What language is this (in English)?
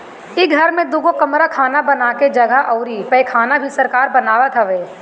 Bhojpuri